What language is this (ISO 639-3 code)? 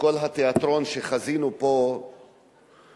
heb